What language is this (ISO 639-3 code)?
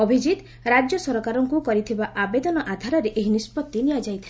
ori